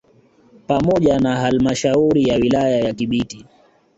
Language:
Swahili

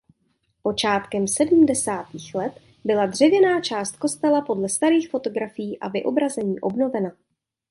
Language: Czech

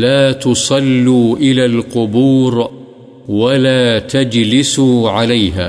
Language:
Urdu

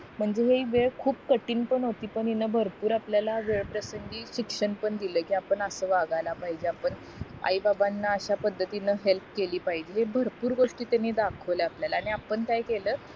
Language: Marathi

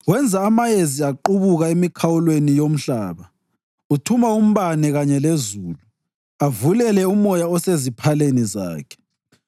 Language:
North Ndebele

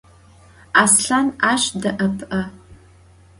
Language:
Adyghe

